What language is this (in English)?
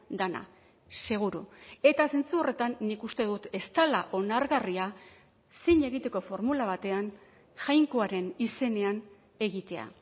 Basque